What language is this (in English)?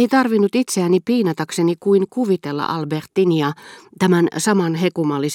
Finnish